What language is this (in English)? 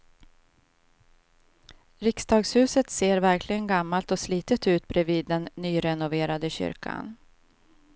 Swedish